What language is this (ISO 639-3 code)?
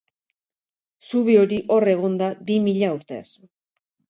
eus